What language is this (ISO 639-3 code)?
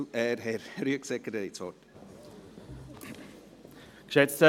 gsw